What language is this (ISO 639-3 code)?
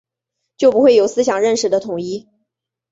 zho